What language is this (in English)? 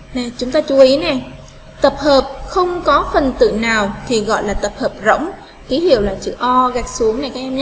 Vietnamese